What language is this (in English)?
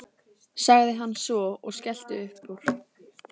Icelandic